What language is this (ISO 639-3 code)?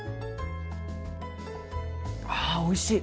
jpn